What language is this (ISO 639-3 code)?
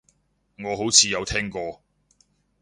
yue